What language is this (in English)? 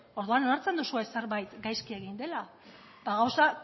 Basque